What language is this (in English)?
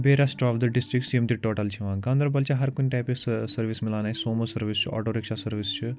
Kashmiri